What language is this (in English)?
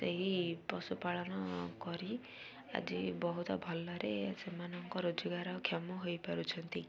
Odia